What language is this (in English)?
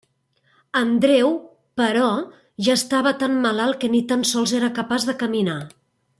Catalan